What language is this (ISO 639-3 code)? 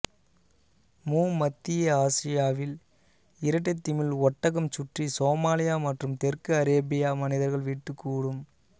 tam